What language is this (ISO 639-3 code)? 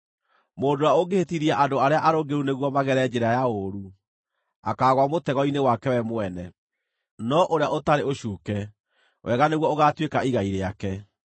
kik